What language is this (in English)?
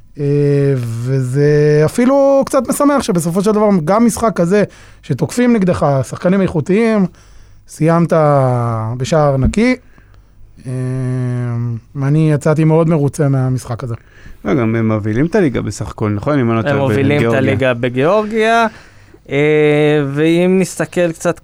Hebrew